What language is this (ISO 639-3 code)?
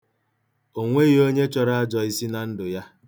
ibo